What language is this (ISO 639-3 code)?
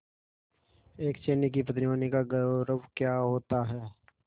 hin